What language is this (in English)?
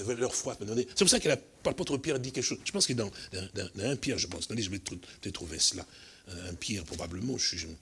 French